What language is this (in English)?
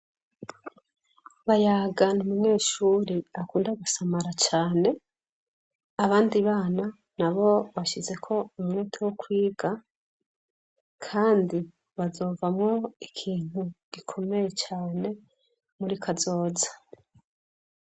Rundi